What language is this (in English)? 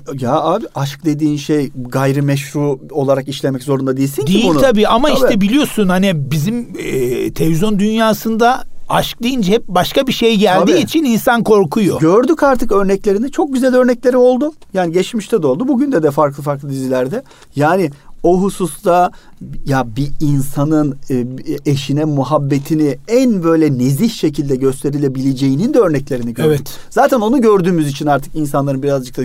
Turkish